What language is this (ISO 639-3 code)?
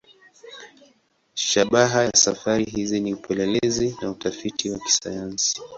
swa